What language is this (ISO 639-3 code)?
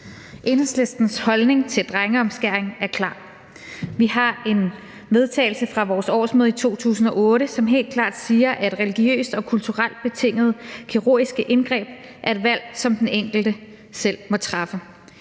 dan